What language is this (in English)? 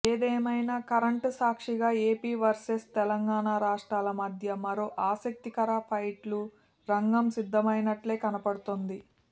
Telugu